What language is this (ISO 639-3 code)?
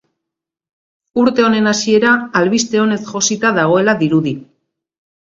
eus